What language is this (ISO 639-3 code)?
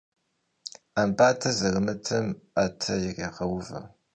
kbd